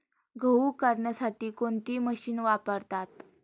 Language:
Marathi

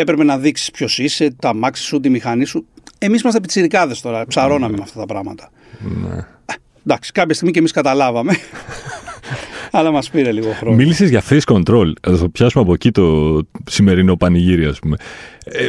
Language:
Greek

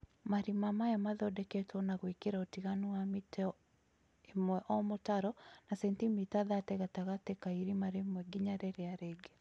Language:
Kikuyu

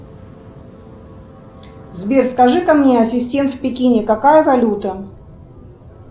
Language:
Russian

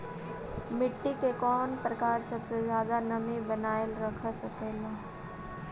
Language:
Magahi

